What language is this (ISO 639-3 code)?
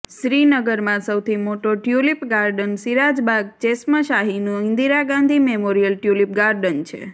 guj